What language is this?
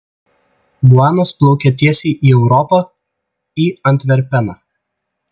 Lithuanian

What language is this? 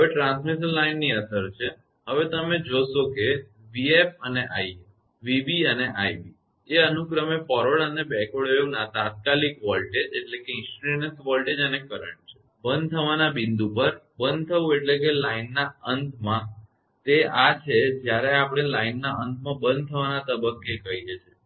Gujarati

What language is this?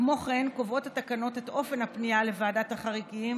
Hebrew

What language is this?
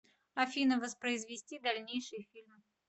Russian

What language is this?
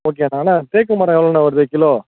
Tamil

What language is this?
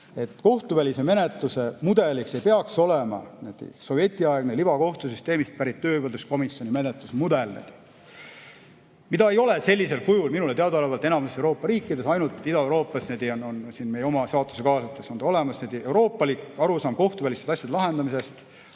Estonian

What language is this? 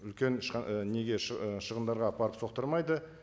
Kazakh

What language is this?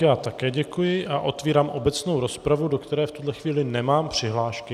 Czech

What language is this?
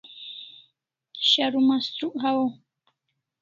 Kalasha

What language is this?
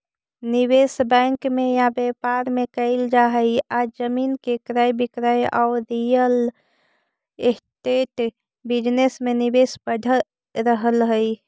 Magahi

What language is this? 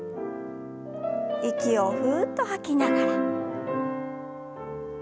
Japanese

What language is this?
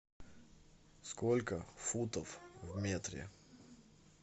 Russian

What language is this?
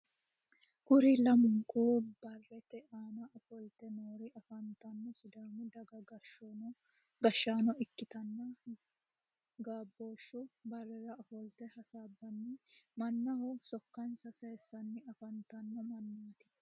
Sidamo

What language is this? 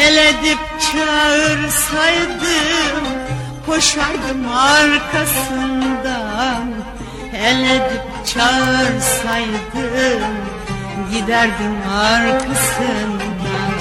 Turkish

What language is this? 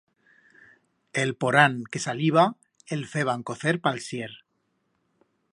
Aragonese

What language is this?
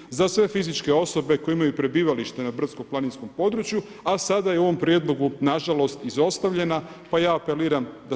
Croatian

